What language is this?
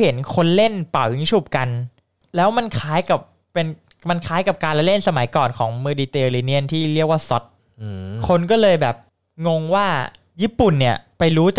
Thai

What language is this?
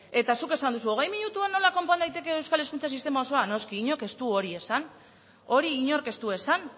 Basque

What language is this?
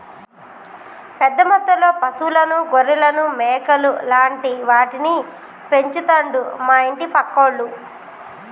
Telugu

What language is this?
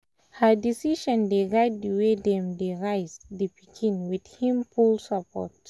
Nigerian Pidgin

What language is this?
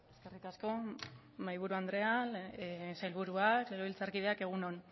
Basque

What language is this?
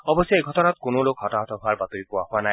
Assamese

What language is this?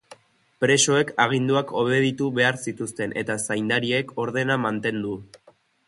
Basque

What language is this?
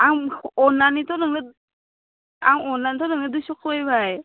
Bodo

